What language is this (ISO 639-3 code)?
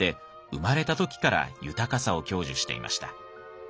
jpn